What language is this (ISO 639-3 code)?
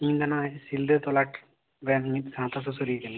sat